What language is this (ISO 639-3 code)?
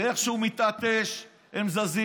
heb